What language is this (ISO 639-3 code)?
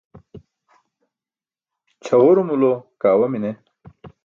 bsk